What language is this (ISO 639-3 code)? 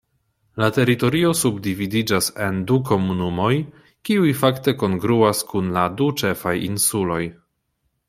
epo